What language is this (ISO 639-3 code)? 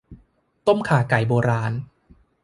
tha